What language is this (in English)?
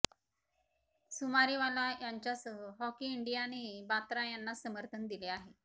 Marathi